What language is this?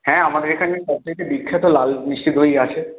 Bangla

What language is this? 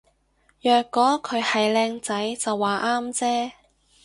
Cantonese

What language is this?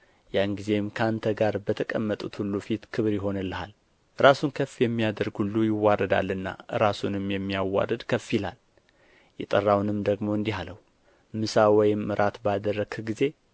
Amharic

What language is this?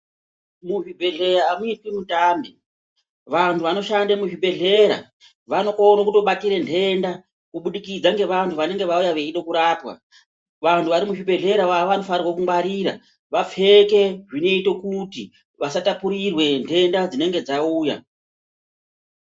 Ndau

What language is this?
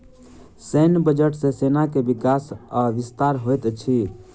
Maithili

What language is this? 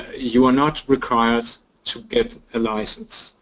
English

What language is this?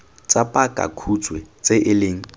Tswana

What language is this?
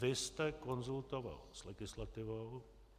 Czech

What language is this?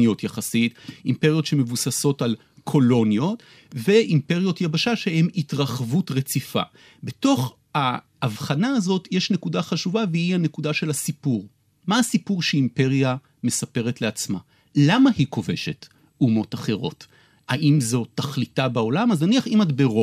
Hebrew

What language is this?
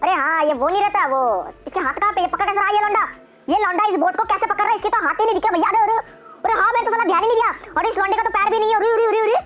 Hindi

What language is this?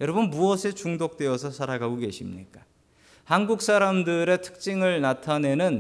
Korean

